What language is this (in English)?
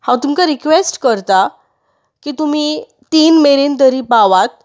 Konkani